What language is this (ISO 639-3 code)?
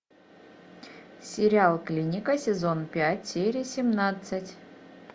rus